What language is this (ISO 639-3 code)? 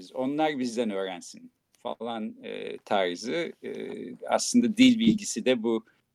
tur